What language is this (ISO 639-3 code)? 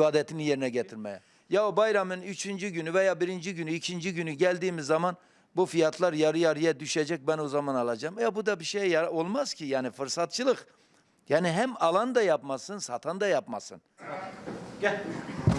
tur